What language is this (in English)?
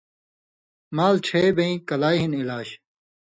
Indus Kohistani